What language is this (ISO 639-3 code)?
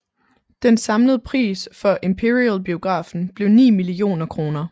dan